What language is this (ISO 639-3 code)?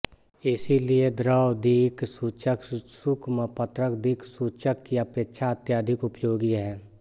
hin